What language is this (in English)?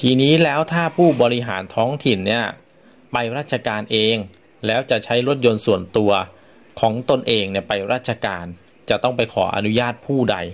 Thai